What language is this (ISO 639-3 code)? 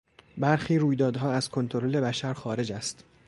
fas